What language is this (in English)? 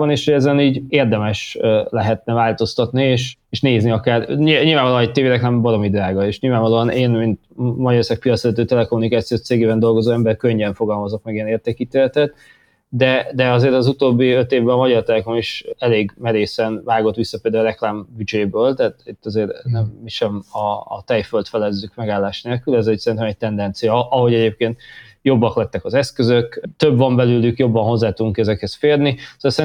Hungarian